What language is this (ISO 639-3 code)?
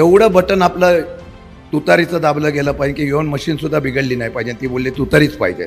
mar